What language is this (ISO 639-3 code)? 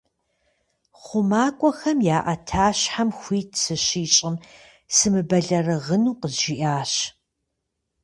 kbd